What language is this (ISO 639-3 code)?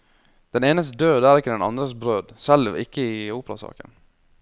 nor